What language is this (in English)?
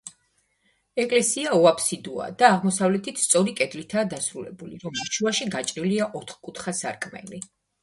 Georgian